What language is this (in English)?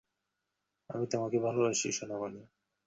Bangla